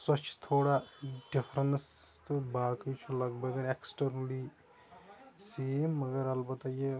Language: Kashmiri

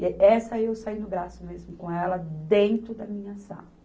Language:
Portuguese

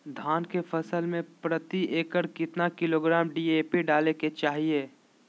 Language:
Magahi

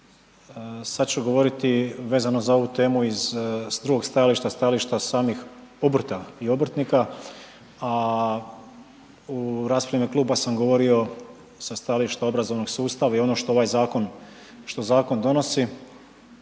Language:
Croatian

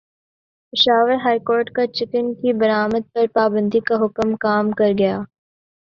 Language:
Urdu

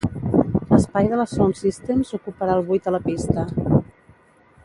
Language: Catalan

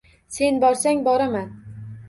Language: Uzbek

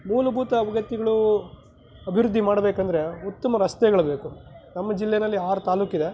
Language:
Kannada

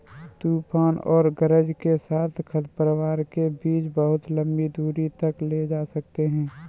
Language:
Hindi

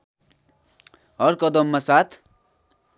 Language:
Nepali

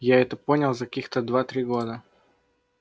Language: Russian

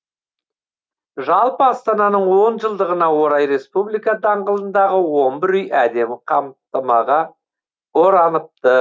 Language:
Kazakh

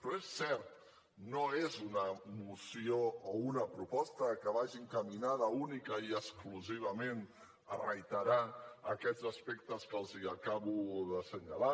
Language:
Catalan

